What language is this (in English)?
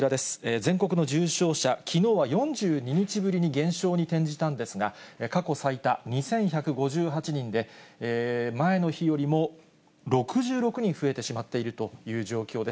Japanese